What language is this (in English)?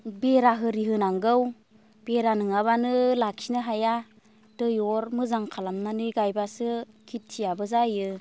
Bodo